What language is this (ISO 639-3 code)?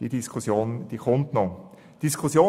gsw